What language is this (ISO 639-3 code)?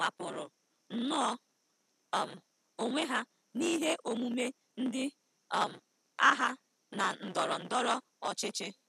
ibo